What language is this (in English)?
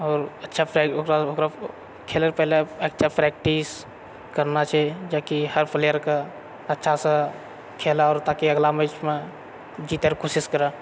Maithili